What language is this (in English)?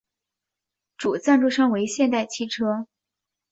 Chinese